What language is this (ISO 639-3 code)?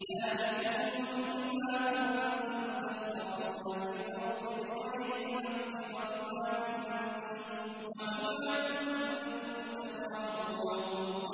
ara